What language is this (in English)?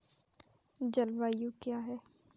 Hindi